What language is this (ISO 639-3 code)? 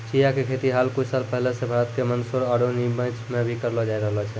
mai